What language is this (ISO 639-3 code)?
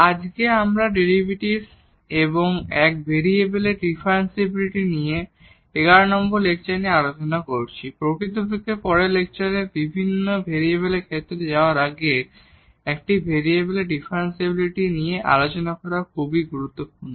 ben